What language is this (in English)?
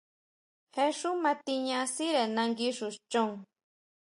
Huautla Mazatec